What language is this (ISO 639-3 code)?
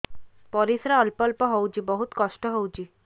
ori